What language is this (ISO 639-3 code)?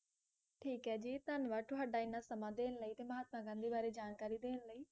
pan